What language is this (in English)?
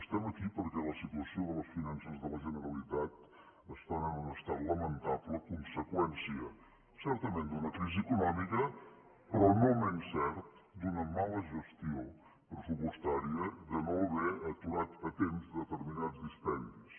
Catalan